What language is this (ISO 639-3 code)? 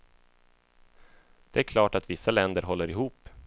swe